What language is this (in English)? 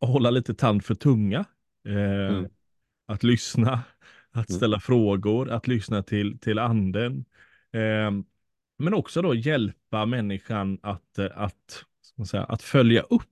Swedish